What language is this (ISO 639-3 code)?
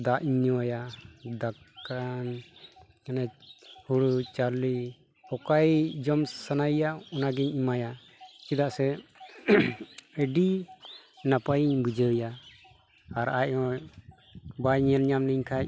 sat